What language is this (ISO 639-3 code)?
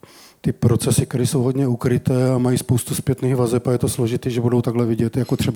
ces